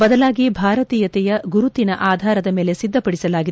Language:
Kannada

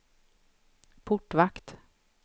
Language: Swedish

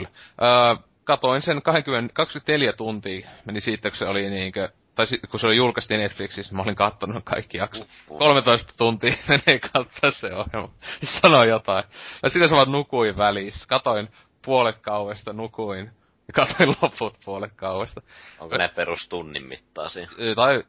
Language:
Finnish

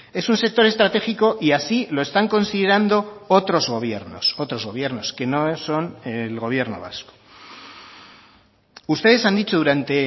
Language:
Spanish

